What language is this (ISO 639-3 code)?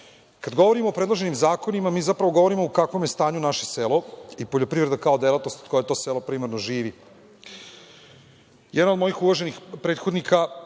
srp